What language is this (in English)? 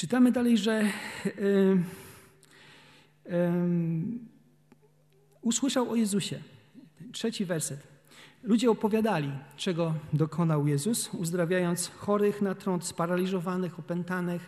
Polish